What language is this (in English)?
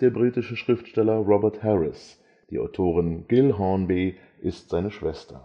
German